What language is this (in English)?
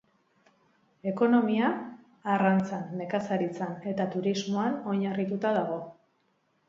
Basque